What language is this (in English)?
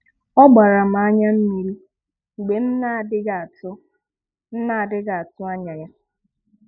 Igbo